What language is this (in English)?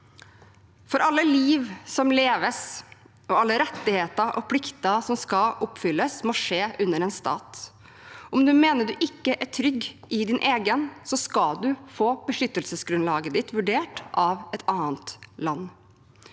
Norwegian